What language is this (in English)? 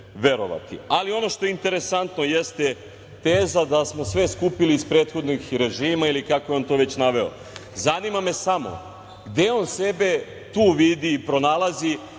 Serbian